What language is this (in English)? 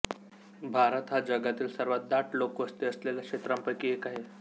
Marathi